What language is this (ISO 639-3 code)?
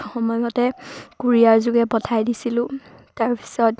asm